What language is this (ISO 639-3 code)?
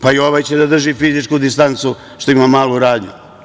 srp